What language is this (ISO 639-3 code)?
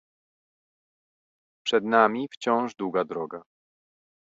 pol